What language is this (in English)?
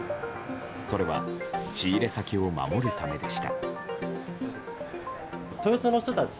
Japanese